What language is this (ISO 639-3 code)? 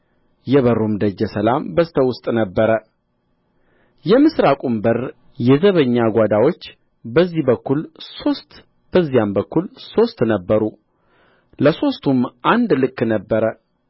amh